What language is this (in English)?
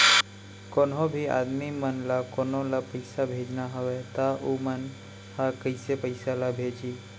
Chhattisgarhi